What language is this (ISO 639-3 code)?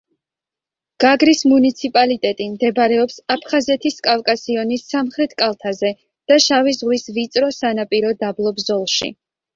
kat